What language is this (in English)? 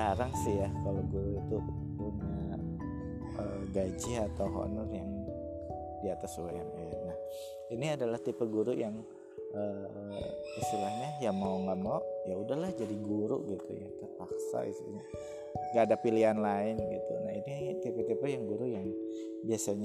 Indonesian